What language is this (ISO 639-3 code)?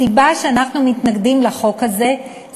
heb